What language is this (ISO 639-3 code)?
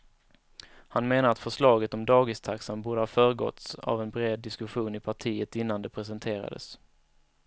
swe